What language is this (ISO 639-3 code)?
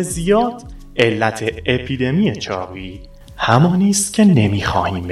fas